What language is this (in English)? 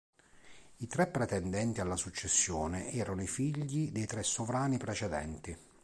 Italian